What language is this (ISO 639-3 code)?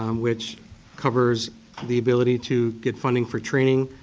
eng